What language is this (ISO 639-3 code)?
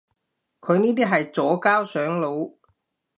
yue